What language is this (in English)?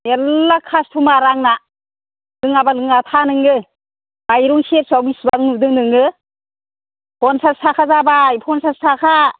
Bodo